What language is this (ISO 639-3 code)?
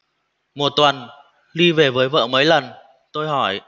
vie